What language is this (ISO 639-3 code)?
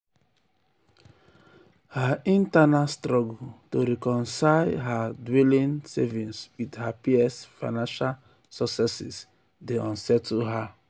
pcm